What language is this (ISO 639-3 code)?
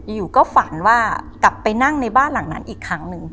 tha